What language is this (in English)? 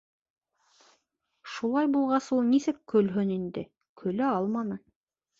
Bashkir